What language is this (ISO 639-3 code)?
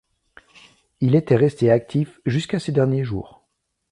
fra